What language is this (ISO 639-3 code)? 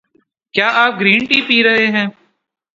urd